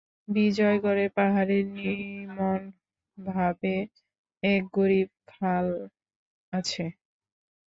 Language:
Bangla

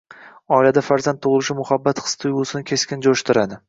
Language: Uzbek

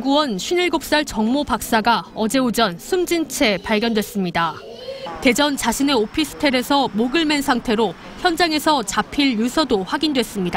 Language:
Korean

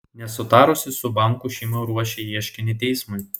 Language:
Lithuanian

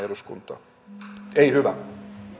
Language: Finnish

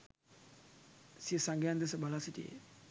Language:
Sinhala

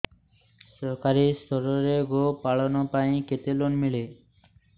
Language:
Odia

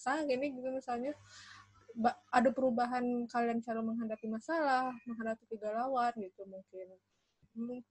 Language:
Indonesian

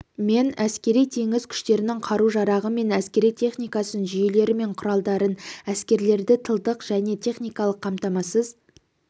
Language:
Kazakh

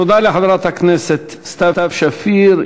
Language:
Hebrew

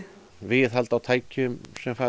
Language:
Icelandic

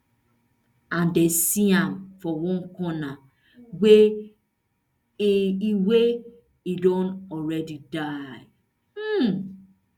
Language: Nigerian Pidgin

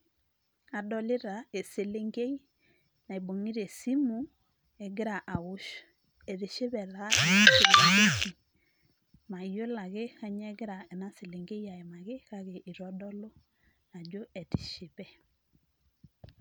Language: Masai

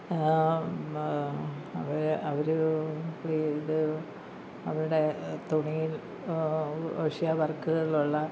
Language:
Malayalam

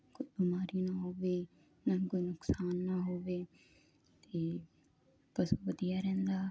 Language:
Punjabi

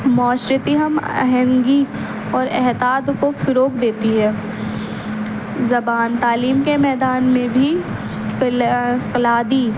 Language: Urdu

